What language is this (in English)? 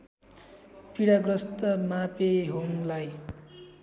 Nepali